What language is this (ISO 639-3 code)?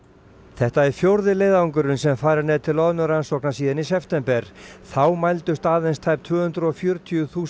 isl